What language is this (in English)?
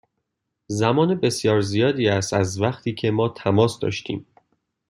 Persian